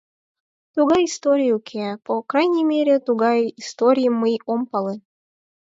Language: Mari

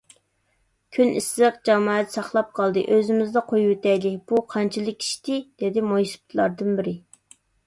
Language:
Uyghur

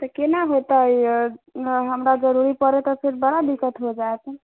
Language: Maithili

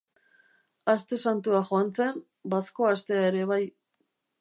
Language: Basque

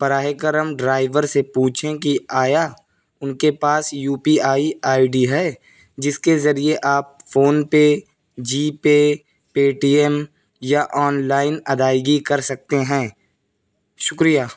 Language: Urdu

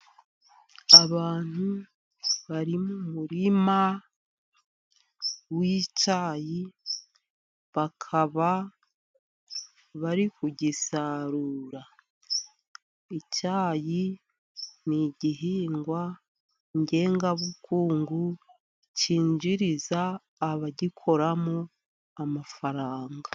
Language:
Kinyarwanda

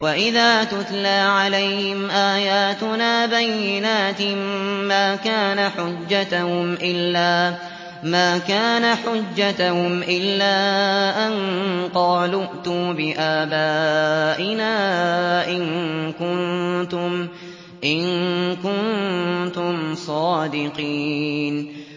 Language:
Arabic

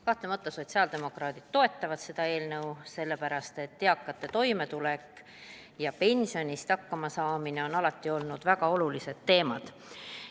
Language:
Estonian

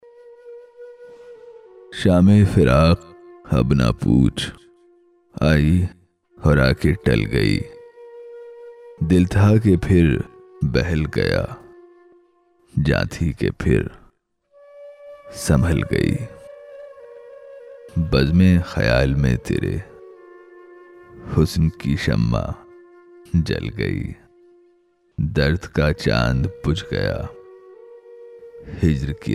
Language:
Urdu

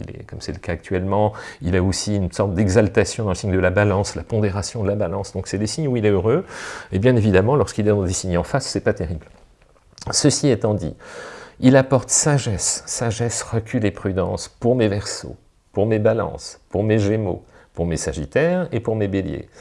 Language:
French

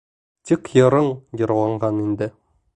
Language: Bashkir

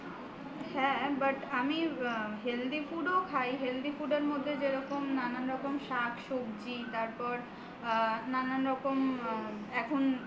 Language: Bangla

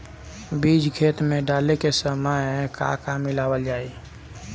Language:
Bhojpuri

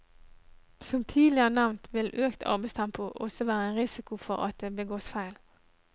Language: Norwegian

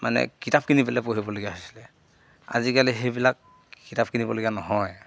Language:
Assamese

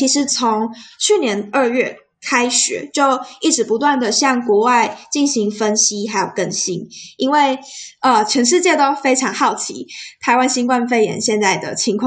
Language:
Chinese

